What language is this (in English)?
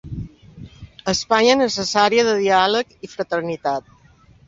Catalan